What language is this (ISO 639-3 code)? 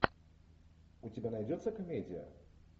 rus